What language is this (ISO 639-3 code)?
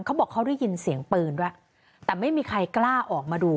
tha